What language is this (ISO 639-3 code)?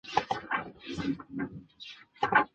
zho